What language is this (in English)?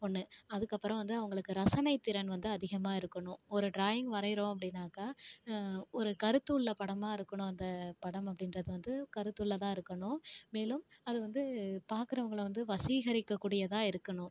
Tamil